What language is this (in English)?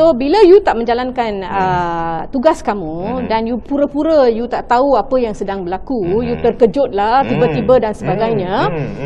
Malay